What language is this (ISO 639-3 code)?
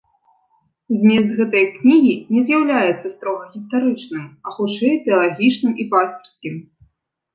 bel